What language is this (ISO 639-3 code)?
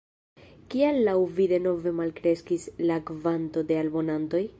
epo